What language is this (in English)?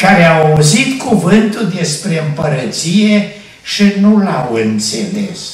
Romanian